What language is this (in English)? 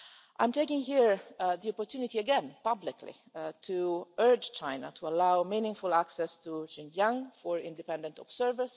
English